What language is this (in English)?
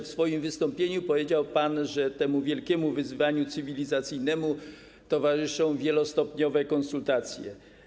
Polish